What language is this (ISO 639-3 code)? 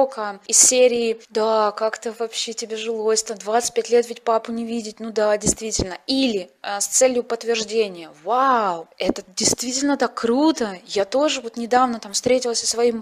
rus